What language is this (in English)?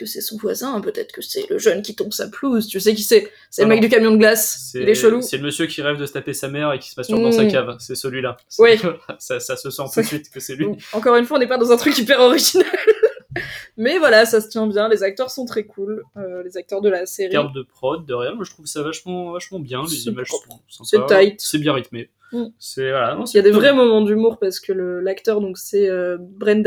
French